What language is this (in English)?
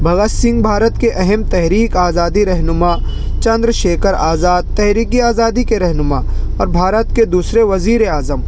Urdu